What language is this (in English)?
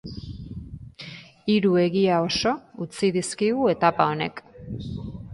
Basque